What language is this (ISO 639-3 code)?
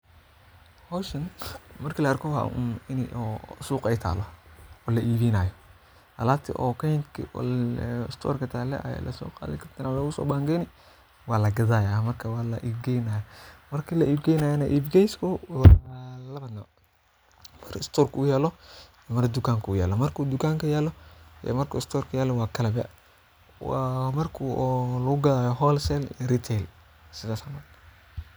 som